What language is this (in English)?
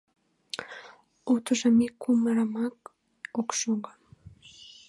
Mari